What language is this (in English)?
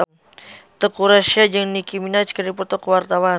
Sundanese